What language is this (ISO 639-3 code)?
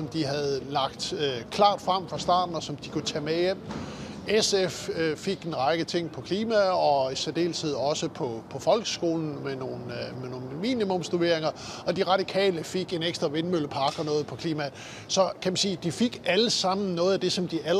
dan